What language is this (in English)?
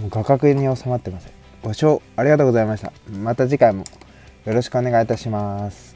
Japanese